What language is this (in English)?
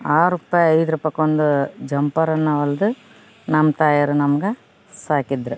Kannada